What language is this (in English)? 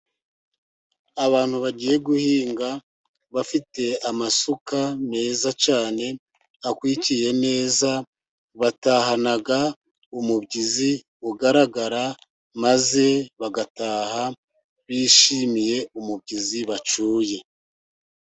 Kinyarwanda